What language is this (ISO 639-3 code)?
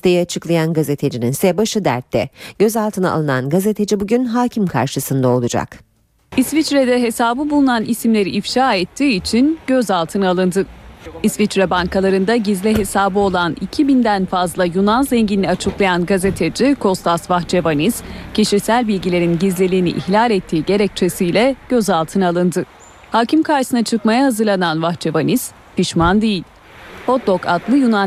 tur